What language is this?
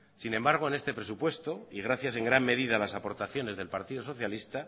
Spanish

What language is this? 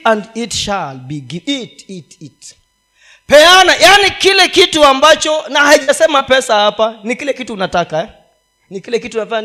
Swahili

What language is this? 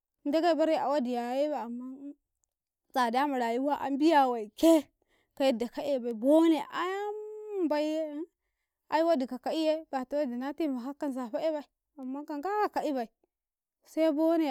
Karekare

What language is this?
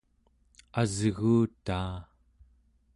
Central Yupik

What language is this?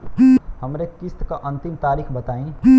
Bhojpuri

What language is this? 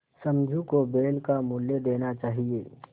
Hindi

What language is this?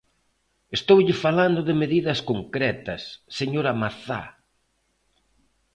Galician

